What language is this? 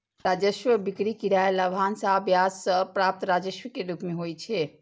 Maithili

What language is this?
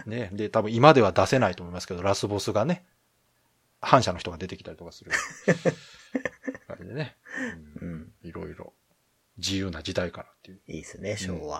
Japanese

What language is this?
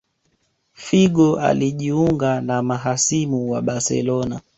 Swahili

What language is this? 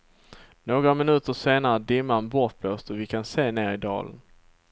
Swedish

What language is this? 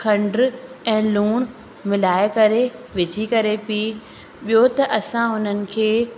Sindhi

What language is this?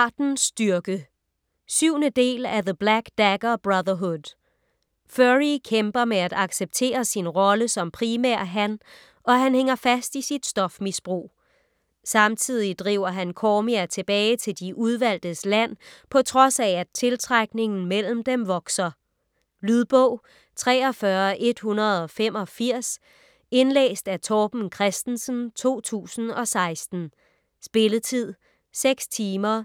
Danish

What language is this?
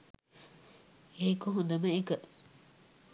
Sinhala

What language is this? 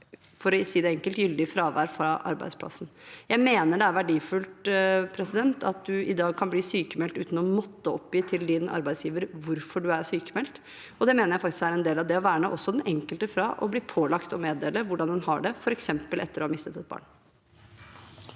Norwegian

